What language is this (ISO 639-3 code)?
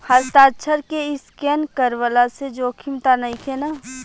bho